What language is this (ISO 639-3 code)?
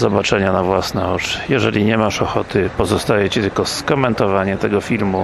pol